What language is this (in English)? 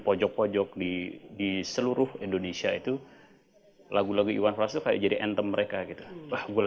Indonesian